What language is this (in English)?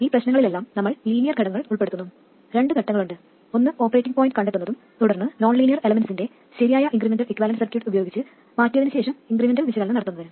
Malayalam